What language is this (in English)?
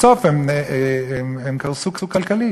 Hebrew